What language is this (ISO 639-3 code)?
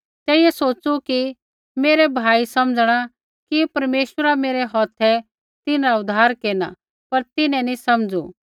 kfx